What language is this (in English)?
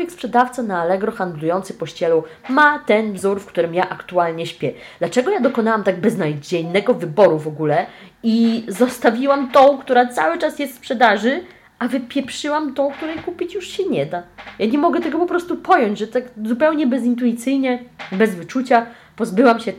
Polish